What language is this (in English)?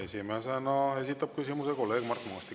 Estonian